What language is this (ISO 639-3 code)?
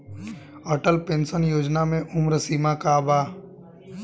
bho